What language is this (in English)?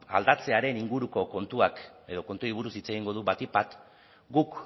Basque